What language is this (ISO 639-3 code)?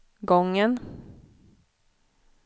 swe